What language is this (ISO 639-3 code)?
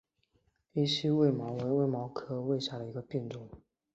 zho